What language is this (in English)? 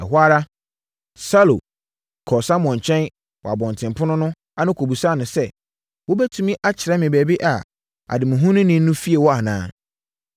Akan